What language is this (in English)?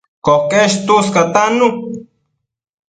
Matsés